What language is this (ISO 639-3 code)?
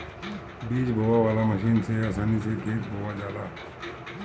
bho